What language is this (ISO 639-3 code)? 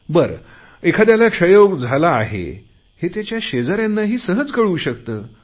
mar